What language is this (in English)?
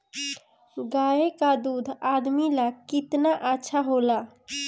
Bhojpuri